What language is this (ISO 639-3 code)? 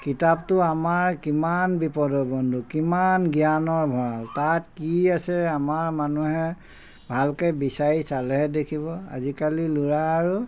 asm